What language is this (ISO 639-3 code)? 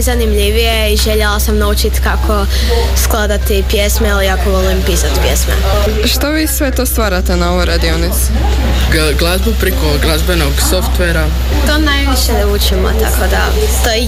hrv